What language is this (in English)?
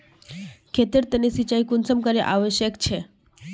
Magahi